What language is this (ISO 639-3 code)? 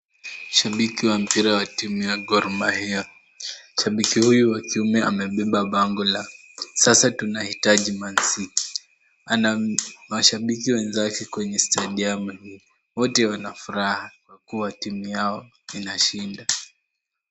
swa